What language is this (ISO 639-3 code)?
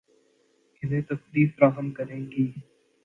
urd